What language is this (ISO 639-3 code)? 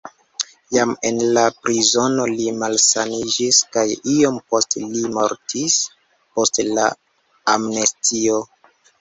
epo